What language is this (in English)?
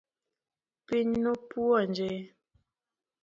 Luo (Kenya and Tanzania)